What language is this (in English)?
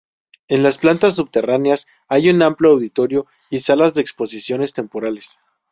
Spanish